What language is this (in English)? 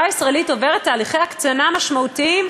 Hebrew